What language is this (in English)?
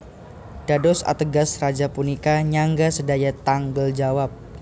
Javanese